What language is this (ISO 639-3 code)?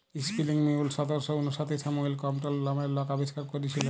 ben